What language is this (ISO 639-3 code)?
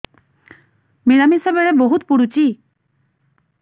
ori